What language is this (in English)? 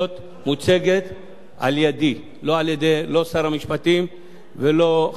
Hebrew